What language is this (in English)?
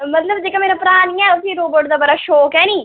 Dogri